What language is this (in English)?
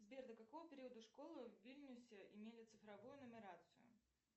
Russian